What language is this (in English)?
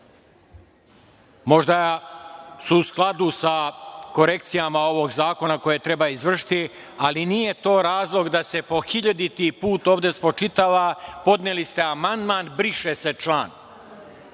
Serbian